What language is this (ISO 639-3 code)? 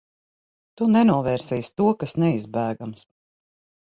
lav